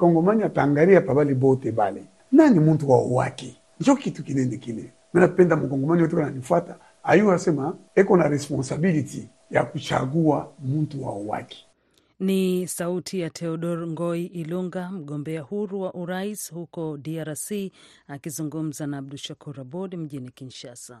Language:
Swahili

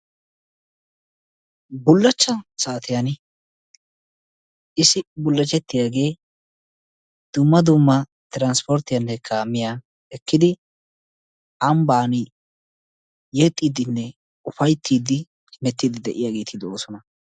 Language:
Wolaytta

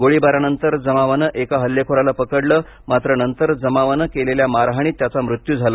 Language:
Marathi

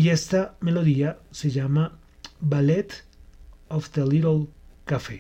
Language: Spanish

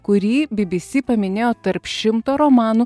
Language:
Lithuanian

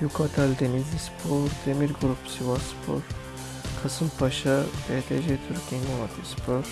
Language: Turkish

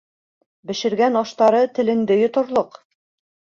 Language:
Bashkir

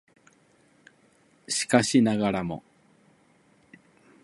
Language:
Japanese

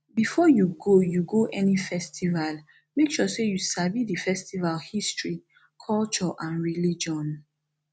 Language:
Nigerian Pidgin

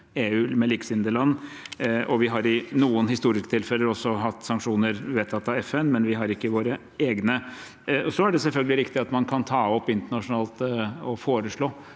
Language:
Norwegian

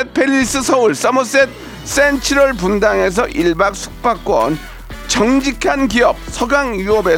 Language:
Korean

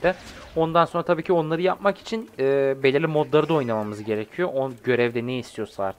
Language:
Turkish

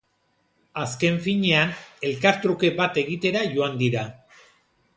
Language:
Basque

